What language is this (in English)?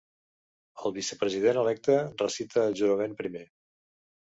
Catalan